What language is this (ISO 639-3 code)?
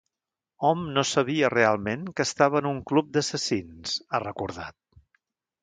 cat